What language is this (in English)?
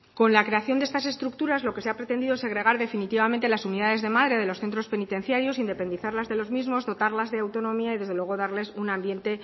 Spanish